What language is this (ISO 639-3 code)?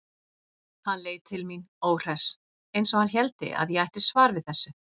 isl